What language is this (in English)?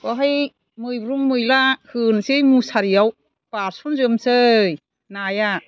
Bodo